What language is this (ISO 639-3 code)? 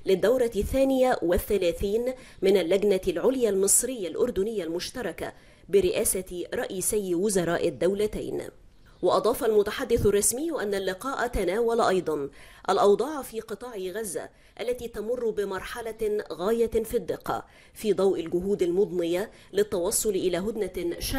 ara